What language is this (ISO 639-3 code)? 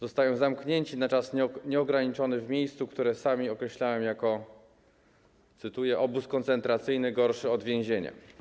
pol